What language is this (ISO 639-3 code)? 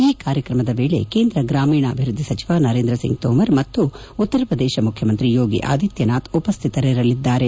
kan